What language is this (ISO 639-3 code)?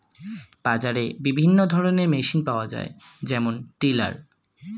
ben